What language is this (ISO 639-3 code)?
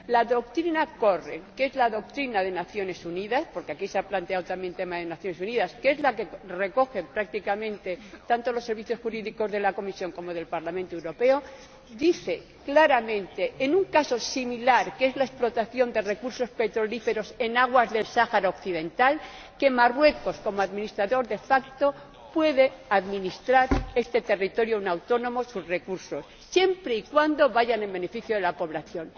spa